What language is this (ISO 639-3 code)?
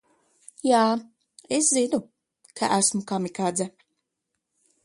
lav